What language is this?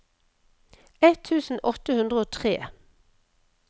Norwegian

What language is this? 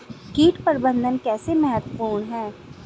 Hindi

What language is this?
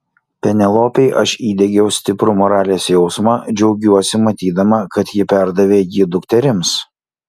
Lithuanian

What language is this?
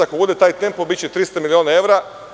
Serbian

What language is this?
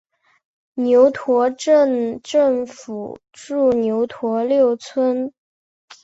Chinese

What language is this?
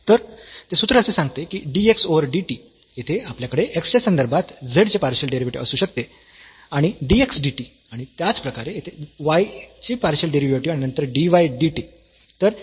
Marathi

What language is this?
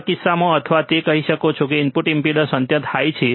Gujarati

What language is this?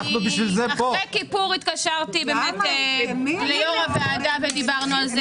Hebrew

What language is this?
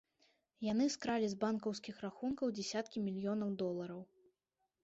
Belarusian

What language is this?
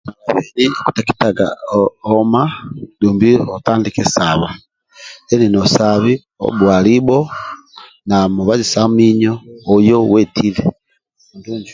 Amba (Uganda)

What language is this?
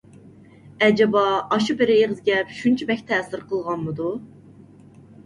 Uyghur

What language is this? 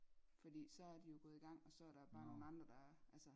Danish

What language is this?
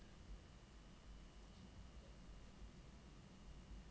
Norwegian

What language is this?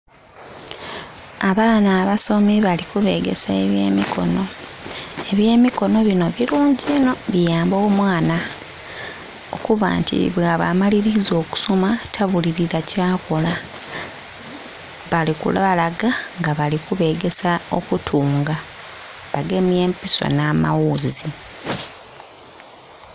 Soga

